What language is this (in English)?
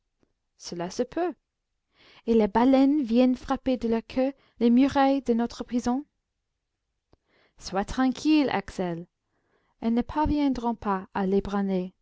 French